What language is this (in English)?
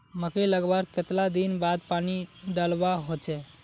Magahi